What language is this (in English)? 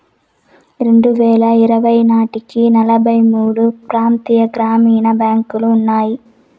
Telugu